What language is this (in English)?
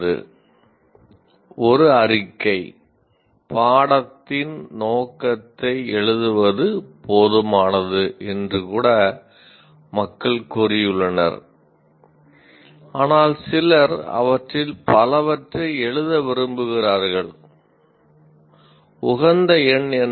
Tamil